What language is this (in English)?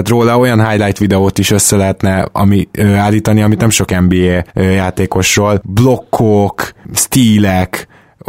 Hungarian